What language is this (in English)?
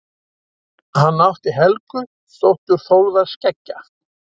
Icelandic